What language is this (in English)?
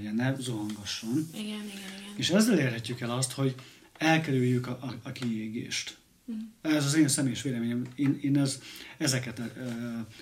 Hungarian